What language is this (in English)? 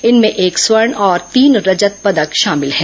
Hindi